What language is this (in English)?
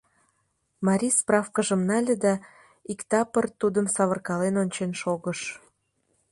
Mari